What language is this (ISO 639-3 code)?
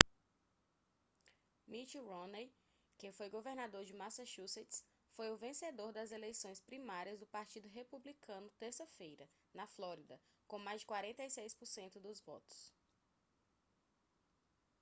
por